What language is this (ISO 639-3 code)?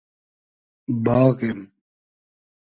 haz